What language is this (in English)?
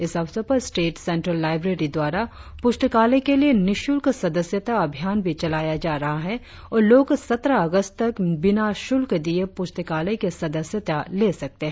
Hindi